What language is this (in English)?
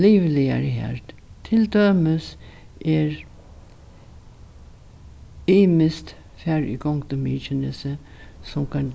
Faroese